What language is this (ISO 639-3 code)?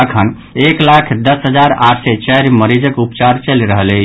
mai